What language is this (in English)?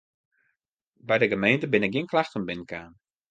Western Frisian